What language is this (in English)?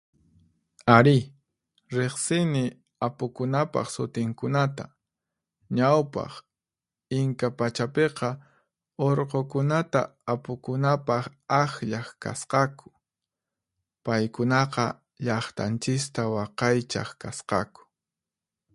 Puno Quechua